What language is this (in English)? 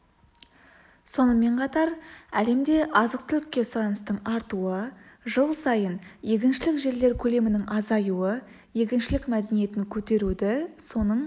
Kazakh